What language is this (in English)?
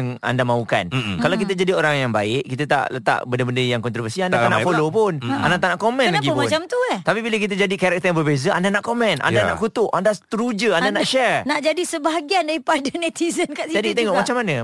Malay